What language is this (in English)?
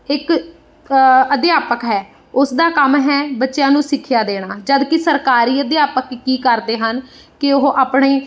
Punjabi